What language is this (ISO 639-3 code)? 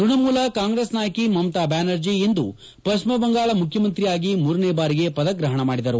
kan